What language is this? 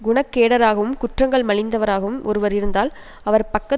Tamil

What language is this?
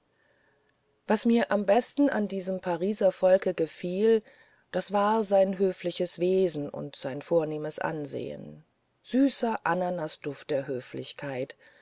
German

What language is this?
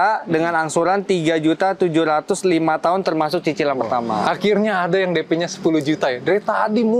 Indonesian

